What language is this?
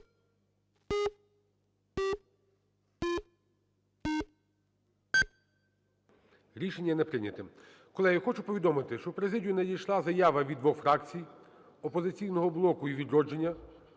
Ukrainian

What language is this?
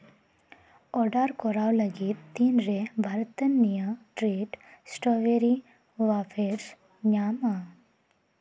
Santali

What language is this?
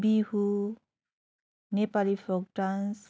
Nepali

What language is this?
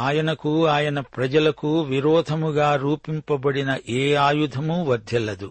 Telugu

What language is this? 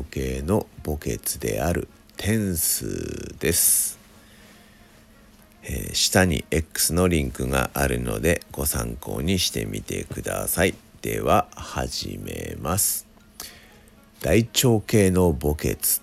Japanese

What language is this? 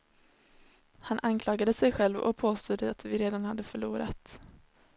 Swedish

